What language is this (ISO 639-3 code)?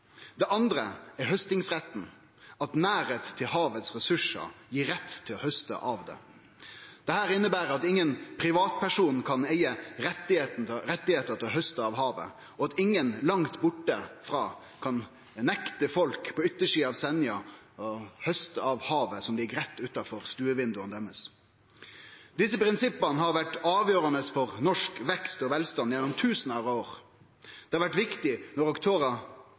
nno